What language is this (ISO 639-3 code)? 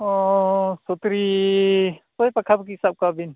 sat